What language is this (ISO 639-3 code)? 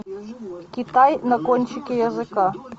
rus